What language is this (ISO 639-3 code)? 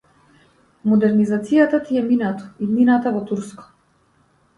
mkd